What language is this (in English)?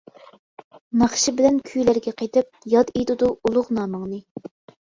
Uyghur